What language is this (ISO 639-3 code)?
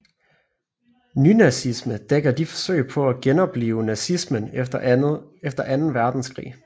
dan